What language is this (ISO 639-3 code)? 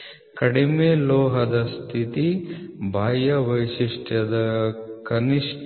kan